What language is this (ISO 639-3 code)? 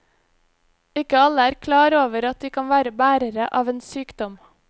nor